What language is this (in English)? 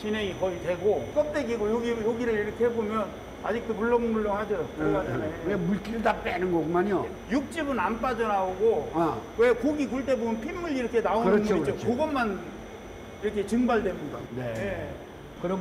Korean